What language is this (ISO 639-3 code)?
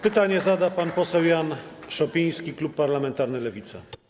pol